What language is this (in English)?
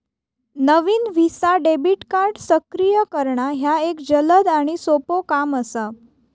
Marathi